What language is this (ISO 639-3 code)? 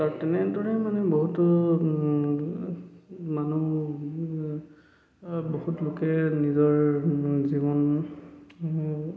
asm